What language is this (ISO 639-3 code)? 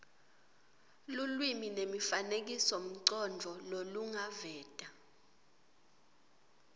ssw